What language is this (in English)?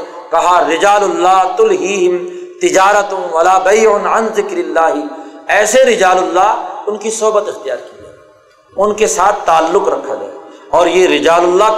Urdu